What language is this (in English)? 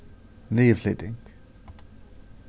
Faroese